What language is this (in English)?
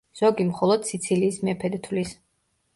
Georgian